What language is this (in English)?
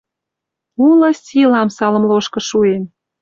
Western Mari